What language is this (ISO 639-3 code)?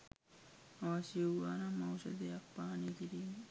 sin